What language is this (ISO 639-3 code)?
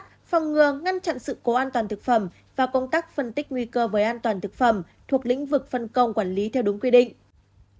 vie